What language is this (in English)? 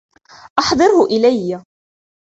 Arabic